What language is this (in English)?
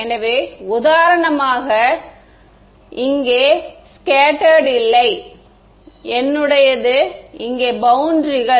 Tamil